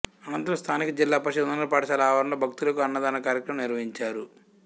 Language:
Telugu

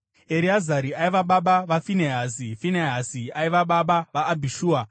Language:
Shona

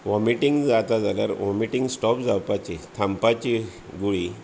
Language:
Konkani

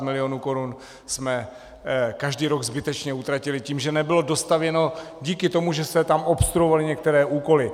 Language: Czech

